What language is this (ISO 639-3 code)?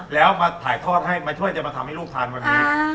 tha